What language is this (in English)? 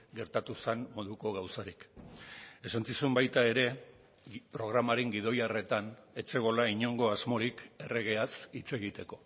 Basque